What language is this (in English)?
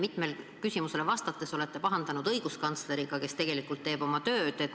Estonian